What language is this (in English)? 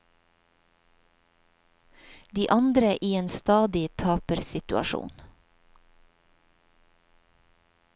Norwegian